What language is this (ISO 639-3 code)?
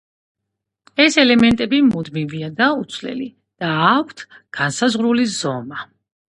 kat